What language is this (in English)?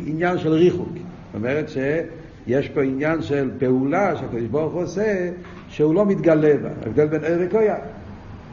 Hebrew